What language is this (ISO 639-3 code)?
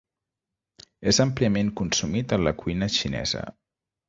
cat